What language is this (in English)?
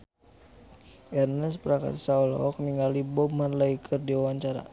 Sundanese